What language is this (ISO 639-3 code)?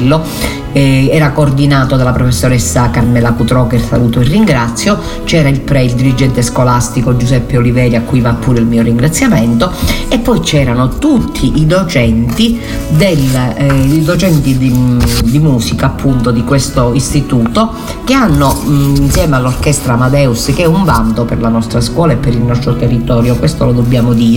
ita